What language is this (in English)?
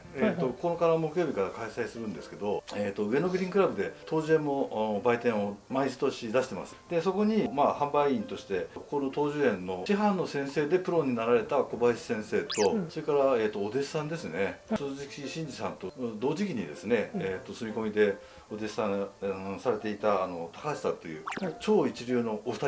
Japanese